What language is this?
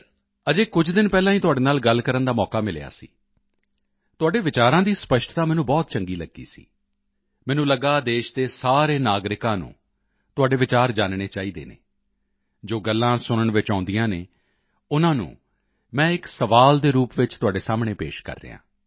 Punjabi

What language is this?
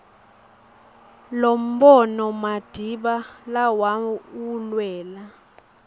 Swati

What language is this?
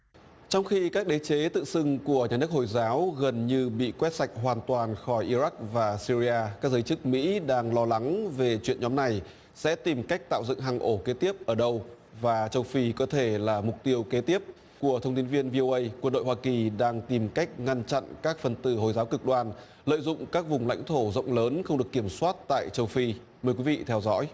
Vietnamese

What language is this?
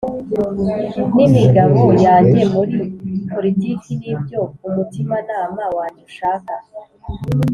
Kinyarwanda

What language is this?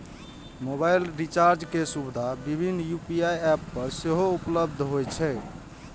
Maithili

